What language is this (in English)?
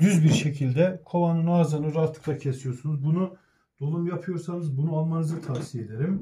Turkish